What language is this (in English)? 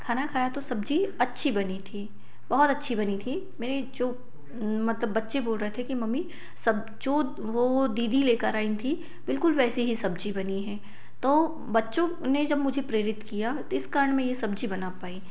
Hindi